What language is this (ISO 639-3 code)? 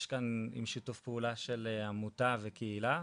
heb